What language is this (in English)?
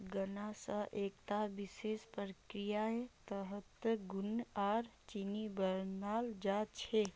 Magahi